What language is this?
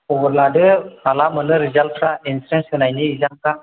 Bodo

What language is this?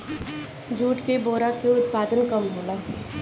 Bhojpuri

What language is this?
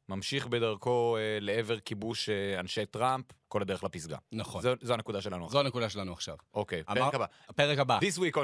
Hebrew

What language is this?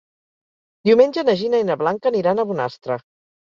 Catalan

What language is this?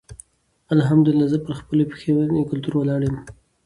Pashto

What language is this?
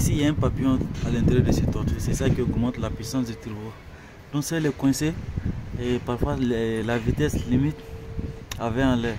French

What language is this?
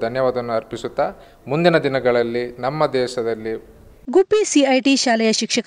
Hindi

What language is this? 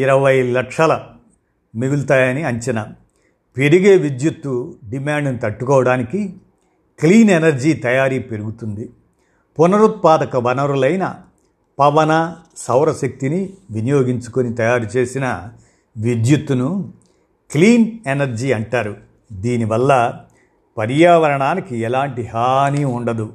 Telugu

